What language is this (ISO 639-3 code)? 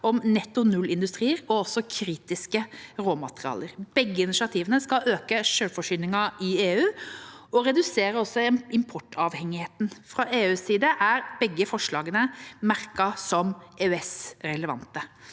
nor